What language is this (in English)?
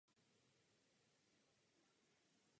Czech